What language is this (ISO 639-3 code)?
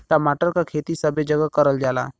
bho